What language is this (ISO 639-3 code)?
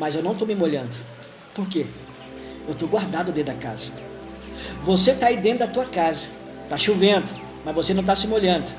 por